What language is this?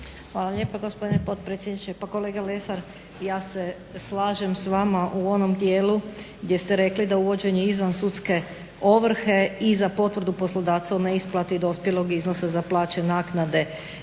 Croatian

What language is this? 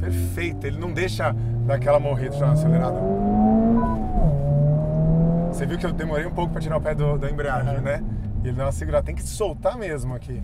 Portuguese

